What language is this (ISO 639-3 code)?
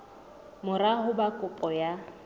sot